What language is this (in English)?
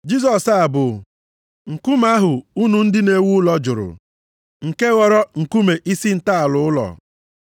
Igbo